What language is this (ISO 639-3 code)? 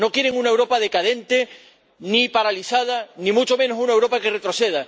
spa